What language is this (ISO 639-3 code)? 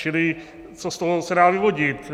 ces